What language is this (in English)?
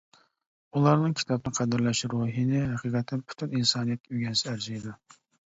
Uyghur